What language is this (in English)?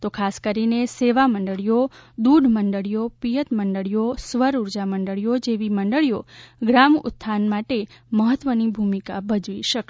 Gujarati